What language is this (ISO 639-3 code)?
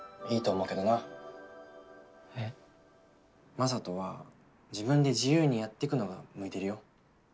jpn